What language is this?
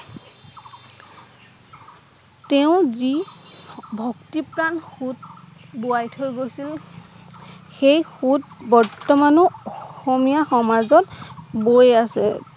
Assamese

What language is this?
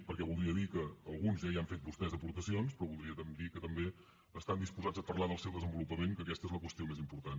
Catalan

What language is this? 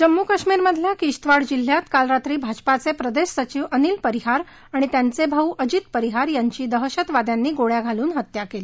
Marathi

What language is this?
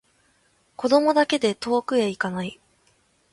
Japanese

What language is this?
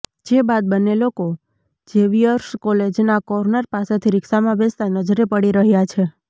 Gujarati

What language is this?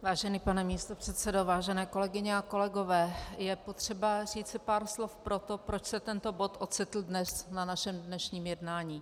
Czech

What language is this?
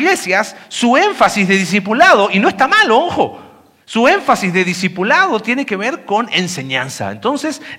Spanish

